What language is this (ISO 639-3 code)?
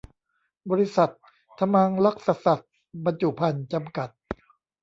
tha